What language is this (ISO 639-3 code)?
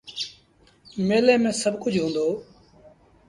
sbn